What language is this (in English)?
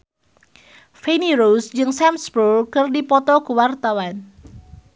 Sundanese